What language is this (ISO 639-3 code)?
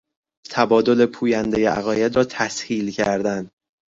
fas